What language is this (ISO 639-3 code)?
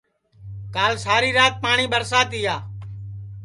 ssi